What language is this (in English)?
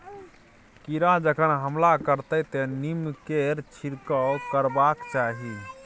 Maithili